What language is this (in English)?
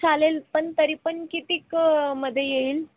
Marathi